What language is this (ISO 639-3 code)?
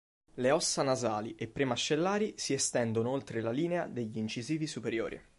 ita